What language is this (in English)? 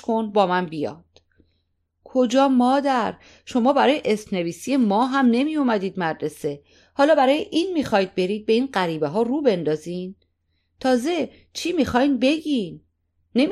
Persian